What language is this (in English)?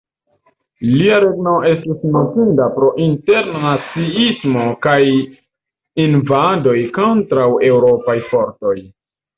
Esperanto